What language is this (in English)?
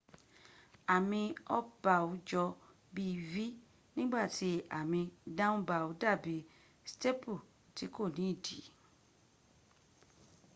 Yoruba